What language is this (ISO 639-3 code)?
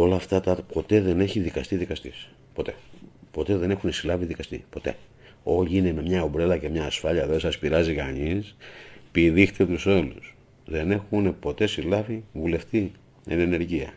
ell